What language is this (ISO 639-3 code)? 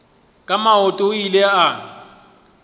nso